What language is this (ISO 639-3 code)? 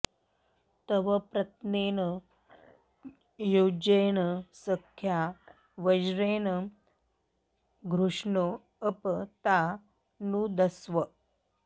san